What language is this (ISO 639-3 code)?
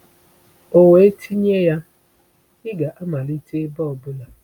ibo